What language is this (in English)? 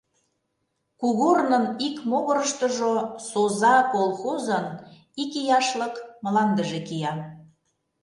Mari